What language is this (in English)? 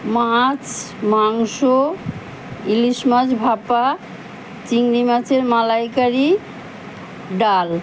Bangla